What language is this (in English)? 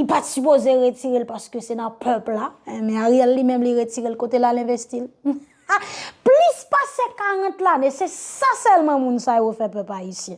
French